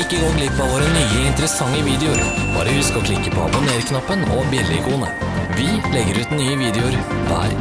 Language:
Norwegian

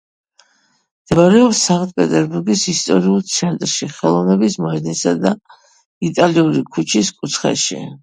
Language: Georgian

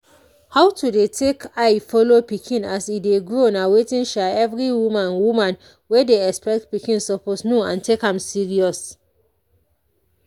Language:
Nigerian Pidgin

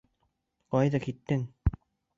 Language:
Bashkir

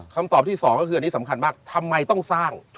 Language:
Thai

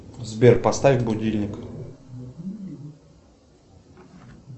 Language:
Russian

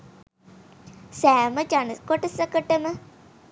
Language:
Sinhala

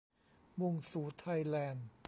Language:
Thai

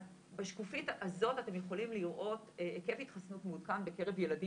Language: Hebrew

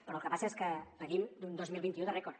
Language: Catalan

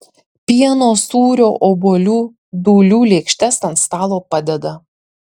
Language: Lithuanian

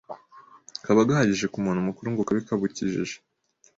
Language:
Kinyarwanda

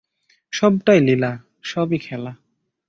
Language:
Bangla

